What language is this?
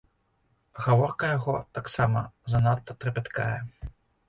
Belarusian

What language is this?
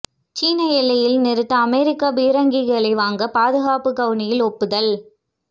Tamil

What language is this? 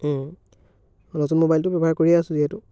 Assamese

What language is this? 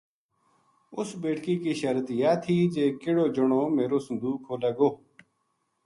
Gujari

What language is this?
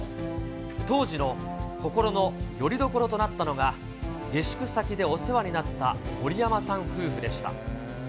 Japanese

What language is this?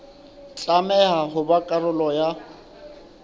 Southern Sotho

